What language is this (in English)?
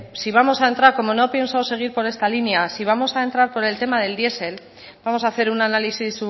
Spanish